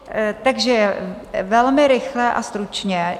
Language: Czech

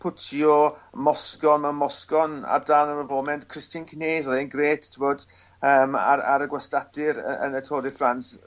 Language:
Welsh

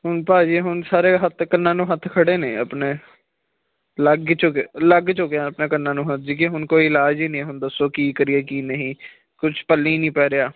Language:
Punjabi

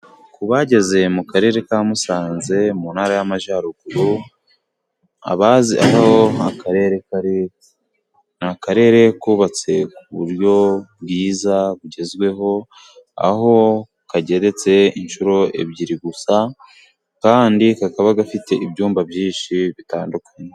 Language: Kinyarwanda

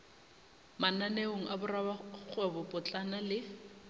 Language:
Northern Sotho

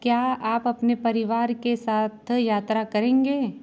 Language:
Hindi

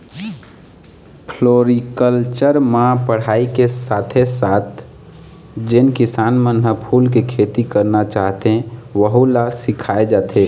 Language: Chhattisgarhi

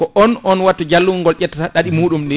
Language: Fula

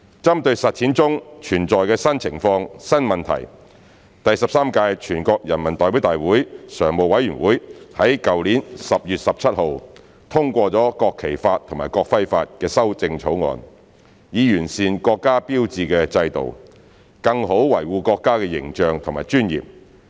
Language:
Cantonese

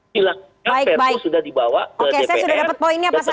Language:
Indonesian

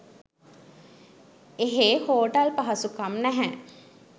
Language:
Sinhala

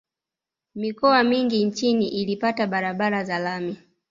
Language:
Swahili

